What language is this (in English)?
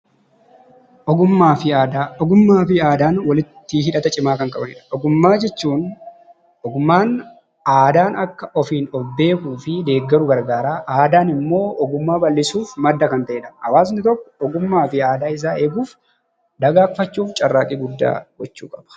Oromo